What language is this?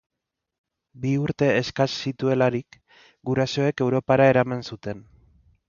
Basque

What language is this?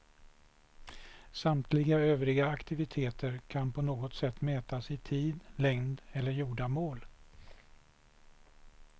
Swedish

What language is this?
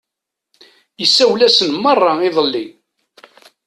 Kabyle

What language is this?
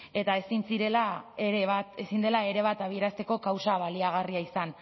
Basque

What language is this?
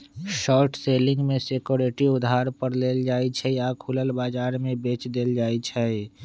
Magahi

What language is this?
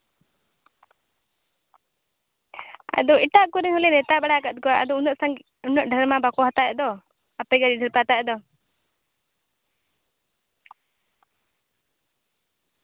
Santali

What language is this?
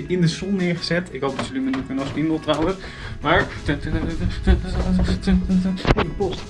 Dutch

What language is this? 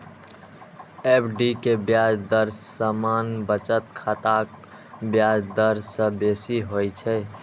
Maithili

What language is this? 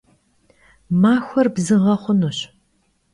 Kabardian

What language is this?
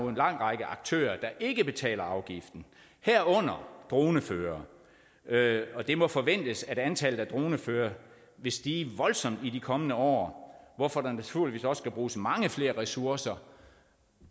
Danish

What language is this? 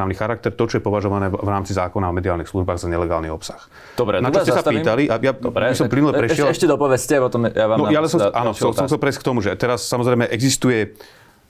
Slovak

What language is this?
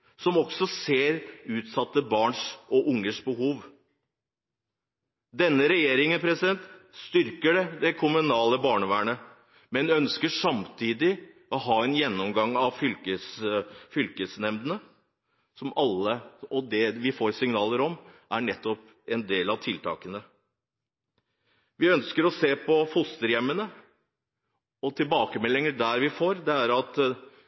Norwegian Bokmål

